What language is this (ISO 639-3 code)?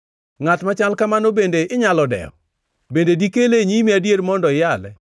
luo